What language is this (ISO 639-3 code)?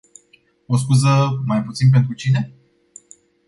ron